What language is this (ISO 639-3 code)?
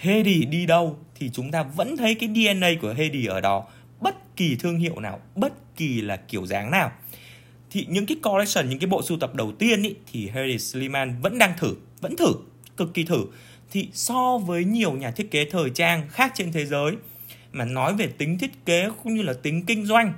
vie